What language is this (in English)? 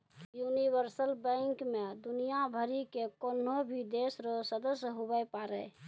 Maithili